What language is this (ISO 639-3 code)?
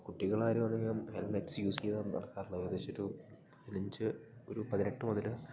mal